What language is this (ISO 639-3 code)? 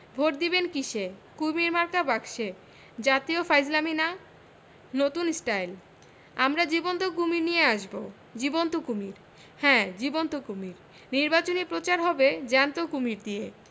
ben